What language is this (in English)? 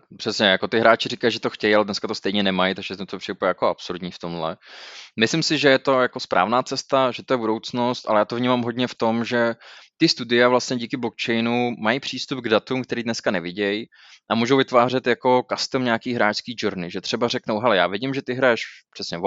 Czech